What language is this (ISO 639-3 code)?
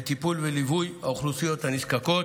heb